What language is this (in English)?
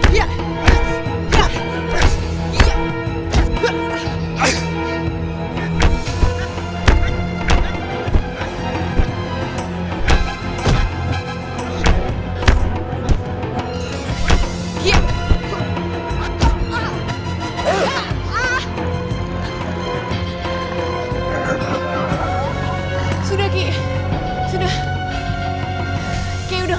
Indonesian